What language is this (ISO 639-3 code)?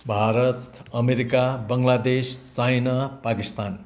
nep